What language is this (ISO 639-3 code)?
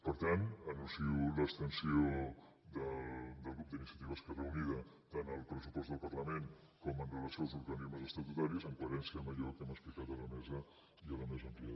cat